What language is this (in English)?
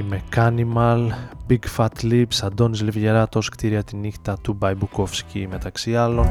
Greek